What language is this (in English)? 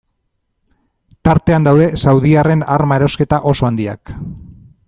Basque